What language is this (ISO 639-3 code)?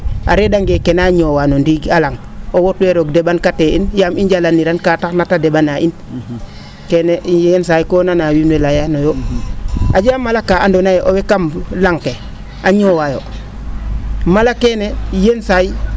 srr